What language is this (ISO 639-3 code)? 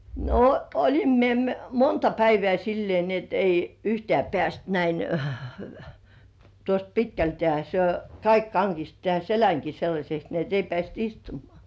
fin